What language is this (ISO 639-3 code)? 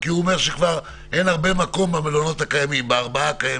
heb